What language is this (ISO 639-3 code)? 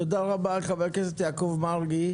heb